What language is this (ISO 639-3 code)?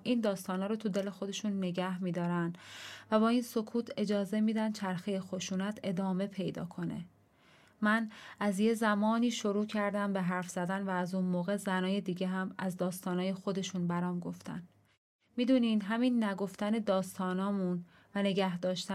fas